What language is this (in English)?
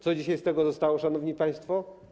Polish